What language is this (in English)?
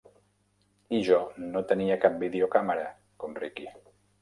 Catalan